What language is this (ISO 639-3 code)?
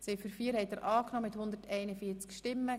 gsw